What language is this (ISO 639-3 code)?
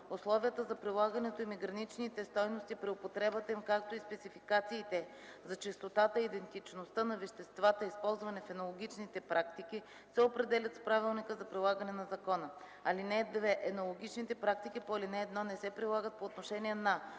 bul